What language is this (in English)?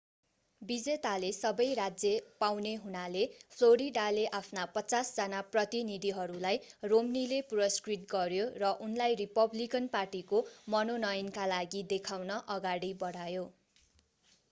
Nepali